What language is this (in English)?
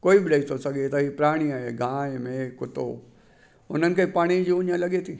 Sindhi